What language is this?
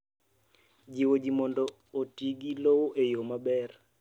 Luo (Kenya and Tanzania)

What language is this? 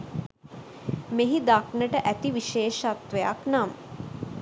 Sinhala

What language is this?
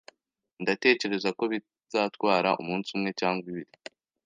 Kinyarwanda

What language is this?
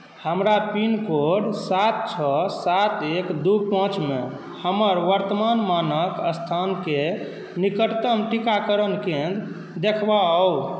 Maithili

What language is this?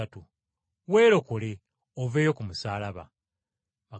Ganda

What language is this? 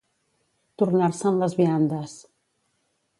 Catalan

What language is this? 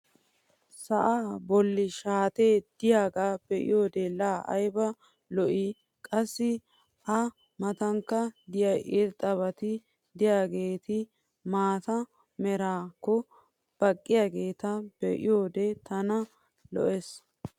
Wolaytta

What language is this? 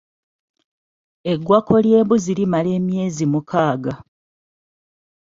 Ganda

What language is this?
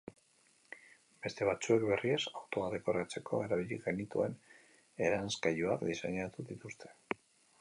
Basque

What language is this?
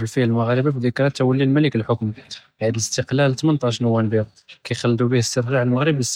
Judeo-Arabic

